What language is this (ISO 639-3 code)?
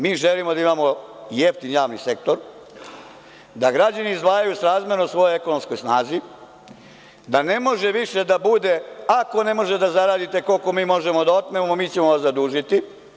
srp